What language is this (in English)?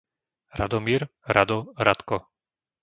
Slovak